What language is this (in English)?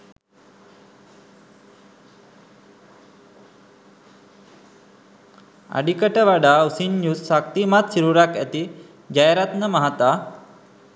Sinhala